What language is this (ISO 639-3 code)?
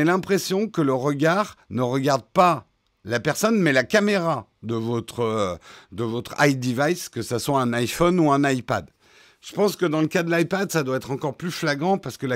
fra